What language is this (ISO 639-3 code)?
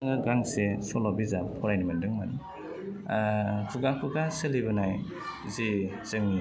brx